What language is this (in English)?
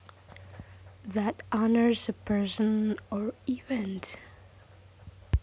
Javanese